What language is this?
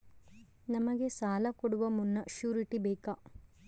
Kannada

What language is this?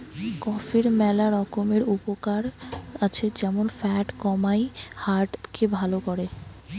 Bangla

